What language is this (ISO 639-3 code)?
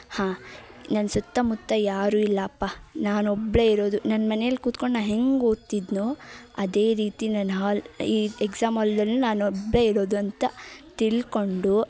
kan